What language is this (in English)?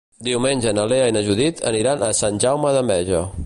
Catalan